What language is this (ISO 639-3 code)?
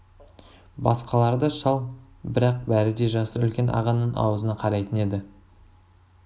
kaz